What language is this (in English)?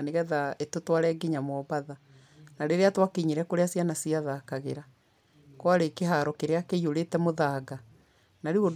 Kikuyu